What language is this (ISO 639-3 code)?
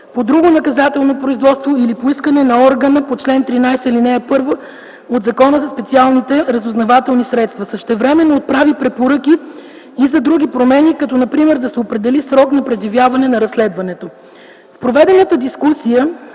bul